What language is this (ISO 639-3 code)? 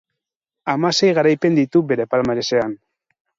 eus